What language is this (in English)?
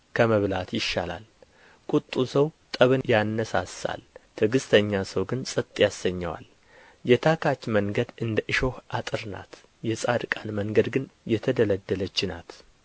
Amharic